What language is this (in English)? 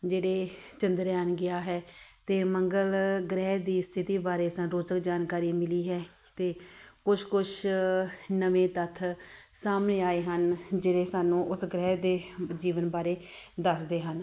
Punjabi